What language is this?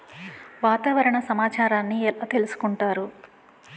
Telugu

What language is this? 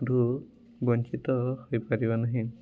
Odia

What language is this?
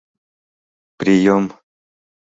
Mari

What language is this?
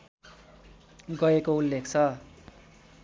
Nepali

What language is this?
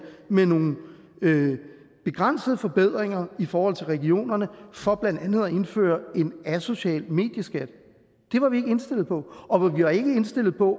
Danish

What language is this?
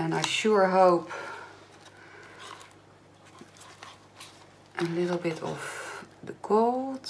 Dutch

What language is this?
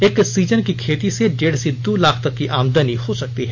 Hindi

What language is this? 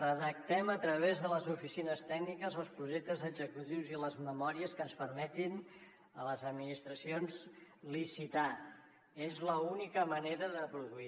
Catalan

